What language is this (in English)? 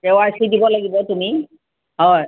Assamese